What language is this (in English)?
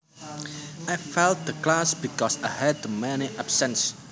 Javanese